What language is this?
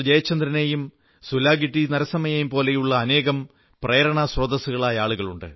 Malayalam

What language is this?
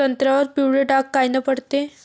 Marathi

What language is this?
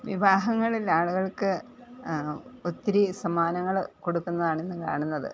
Malayalam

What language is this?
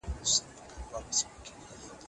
Pashto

